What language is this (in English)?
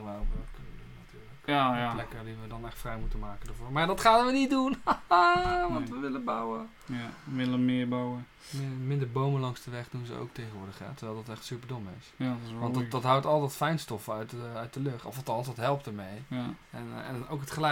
Dutch